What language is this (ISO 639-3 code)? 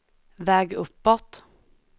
swe